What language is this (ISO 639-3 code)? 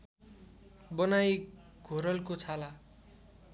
nep